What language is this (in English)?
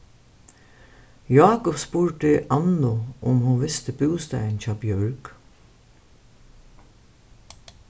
Faroese